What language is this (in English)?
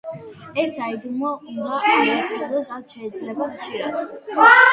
Georgian